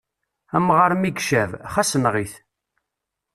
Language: Kabyle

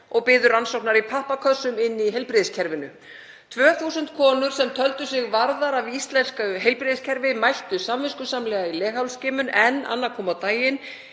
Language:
Icelandic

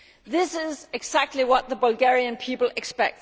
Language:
English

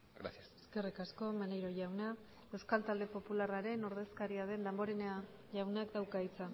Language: Basque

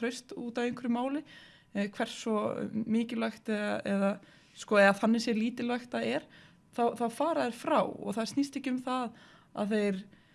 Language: Icelandic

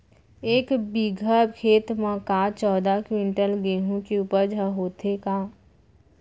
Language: Chhattisgarhi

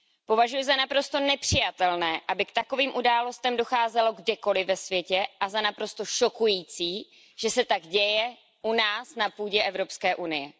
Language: Czech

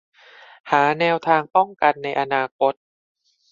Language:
Thai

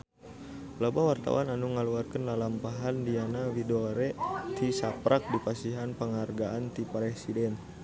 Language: Sundanese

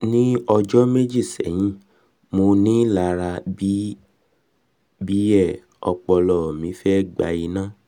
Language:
Yoruba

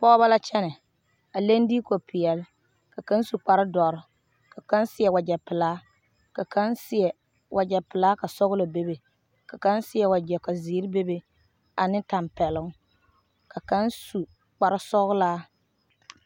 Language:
Southern Dagaare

